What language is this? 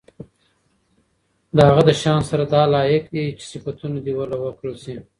Pashto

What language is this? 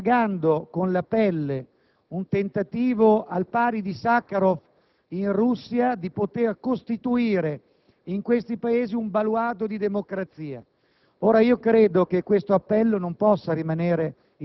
Italian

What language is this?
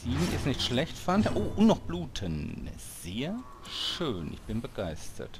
German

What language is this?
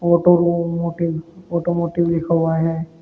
Hindi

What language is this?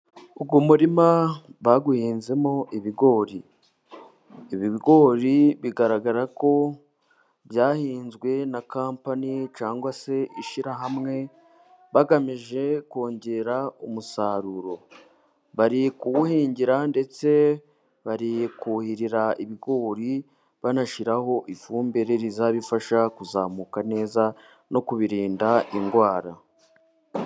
Kinyarwanda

